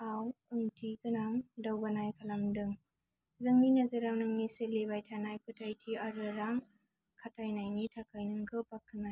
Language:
Bodo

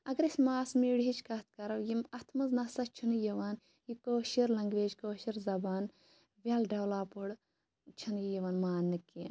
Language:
Kashmiri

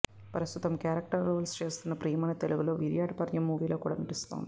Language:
Telugu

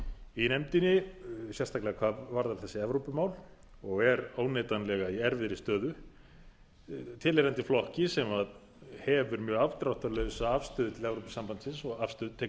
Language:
Icelandic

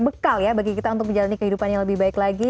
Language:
Indonesian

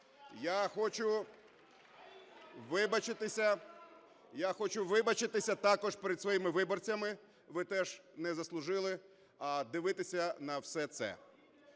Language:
Ukrainian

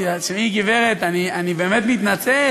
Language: Hebrew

